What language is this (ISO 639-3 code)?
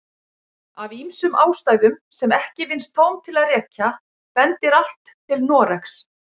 isl